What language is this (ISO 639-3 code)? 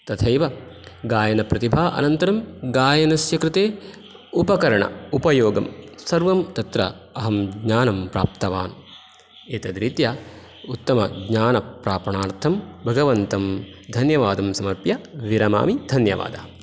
san